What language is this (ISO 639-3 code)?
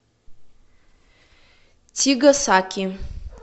rus